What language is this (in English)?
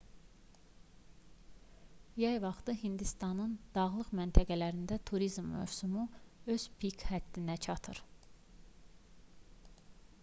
Azerbaijani